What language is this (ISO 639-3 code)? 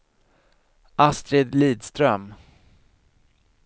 swe